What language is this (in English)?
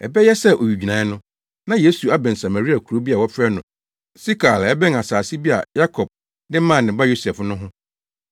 Akan